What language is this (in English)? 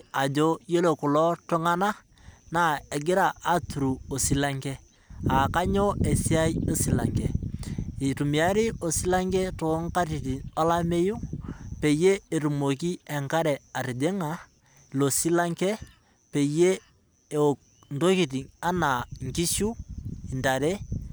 Masai